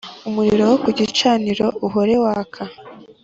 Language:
Kinyarwanda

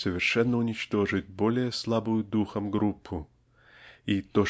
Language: Russian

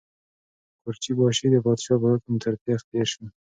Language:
Pashto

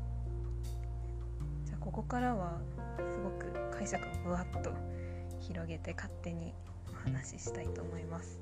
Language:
Japanese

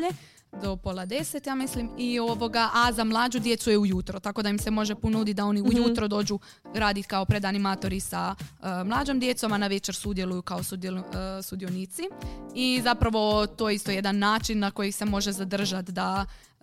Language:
Croatian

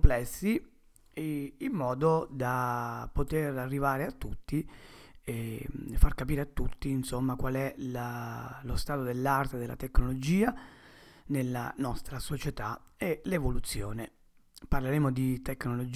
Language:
Italian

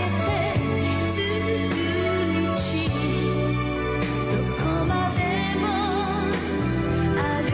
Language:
Japanese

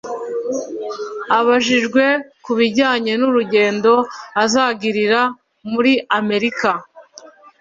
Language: Kinyarwanda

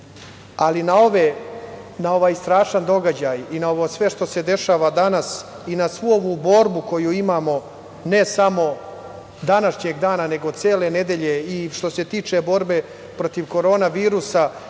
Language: Serbian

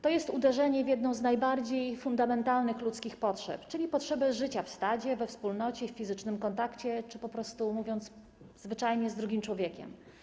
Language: Polish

